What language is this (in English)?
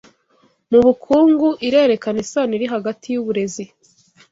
Kinyarwanda